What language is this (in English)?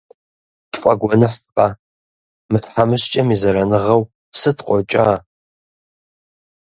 Kabardian